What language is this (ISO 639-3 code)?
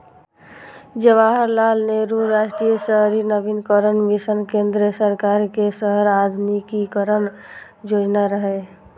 mai